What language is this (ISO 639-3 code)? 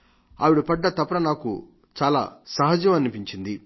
tel